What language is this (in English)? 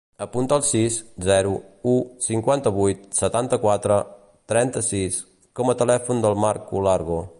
Catalan